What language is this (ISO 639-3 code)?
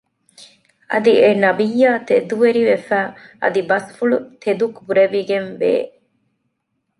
div